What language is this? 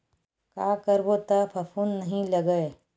Chhattisgarhi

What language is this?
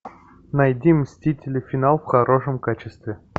Russian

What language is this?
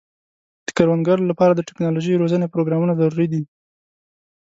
Pashto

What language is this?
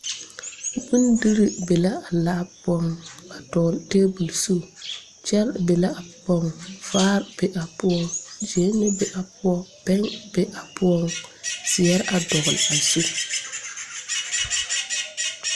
Southern Dagaare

